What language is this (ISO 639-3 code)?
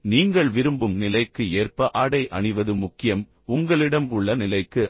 tam